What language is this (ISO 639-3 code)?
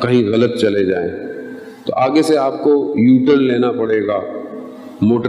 urd